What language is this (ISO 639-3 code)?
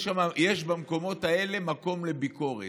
heb